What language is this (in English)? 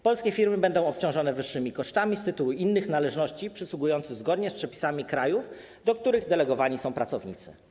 Polish